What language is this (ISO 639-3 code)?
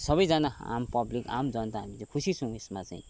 nep